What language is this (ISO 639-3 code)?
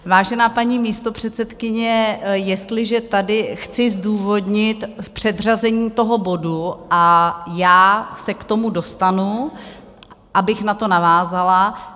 ces